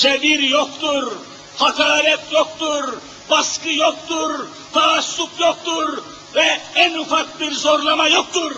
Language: Turkish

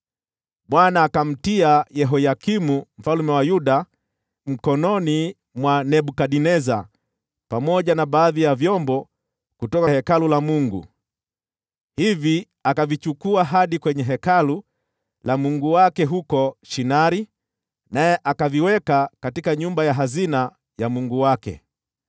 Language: Swahili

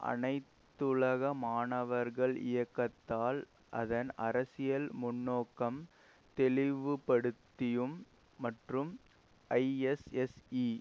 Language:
Tamil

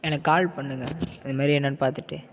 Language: Tamil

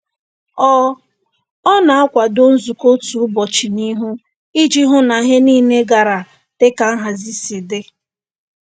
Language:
Igbo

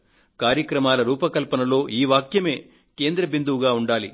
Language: Telugu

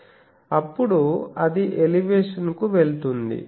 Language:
Telugu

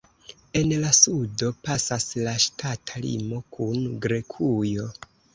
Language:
Esperanto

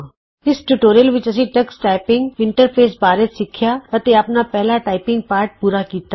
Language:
Punjabi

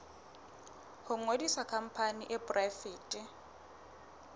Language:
Southern Sotho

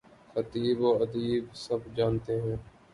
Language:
Urdu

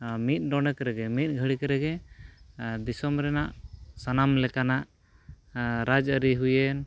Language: Santali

